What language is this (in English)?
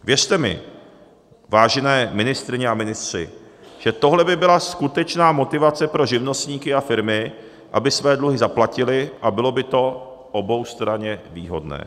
Czech